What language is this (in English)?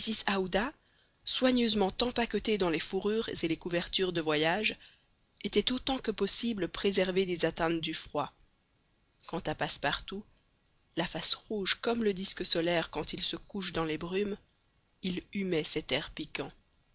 French